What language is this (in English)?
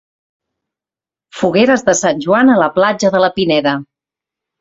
Catalan